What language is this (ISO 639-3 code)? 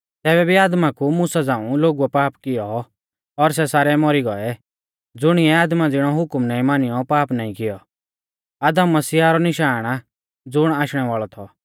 bfz